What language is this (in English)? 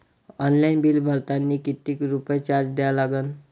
Marathi